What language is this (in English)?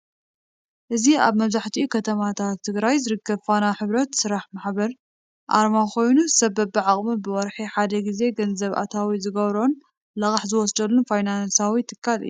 Tigrinya